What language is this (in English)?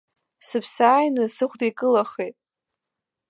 Abkhazian